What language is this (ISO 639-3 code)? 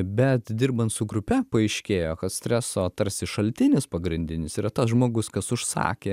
lit